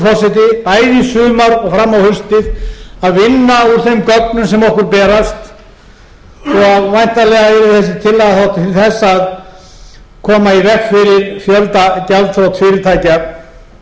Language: Icelandic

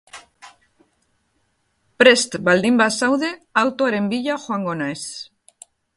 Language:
Basque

